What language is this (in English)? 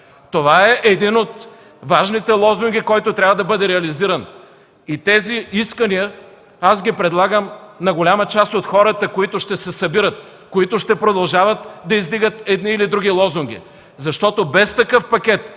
Bulgarian